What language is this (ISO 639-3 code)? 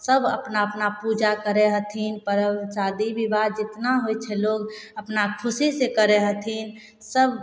mai